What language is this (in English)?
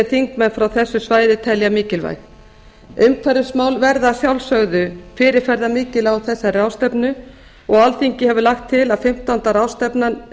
Icelandic